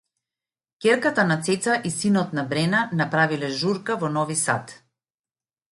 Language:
Macedonian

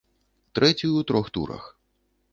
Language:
Belarusian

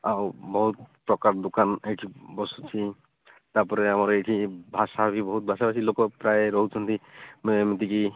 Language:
Odia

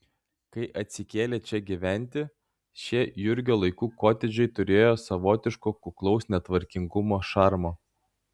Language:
Lithuanian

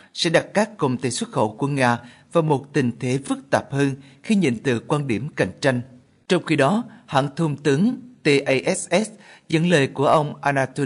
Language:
Vietnamese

